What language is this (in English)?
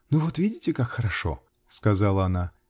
Russian